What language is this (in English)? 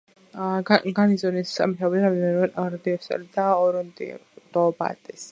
Georgian